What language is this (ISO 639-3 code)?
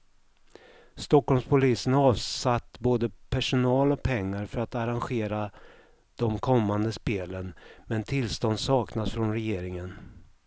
swe